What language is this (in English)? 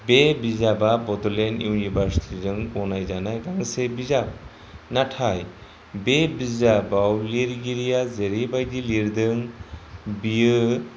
Bodo